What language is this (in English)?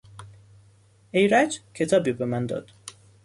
Persian